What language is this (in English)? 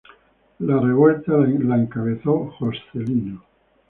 Spanish